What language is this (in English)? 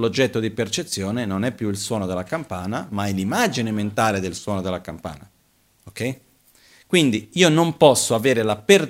Italian